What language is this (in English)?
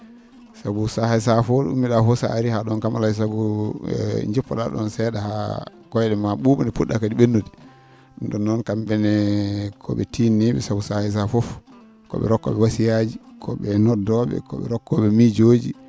Fula